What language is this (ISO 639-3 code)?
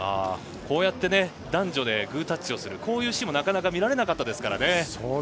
jpn